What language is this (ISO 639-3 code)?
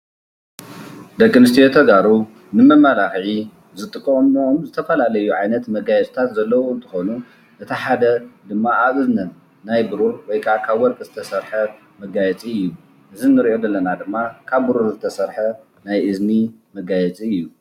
tir